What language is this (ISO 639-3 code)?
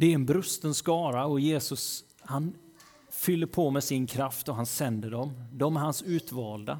swe